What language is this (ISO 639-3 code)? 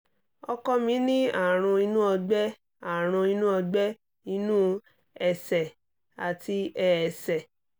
yor